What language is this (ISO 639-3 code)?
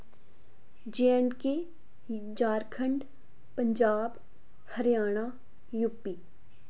doi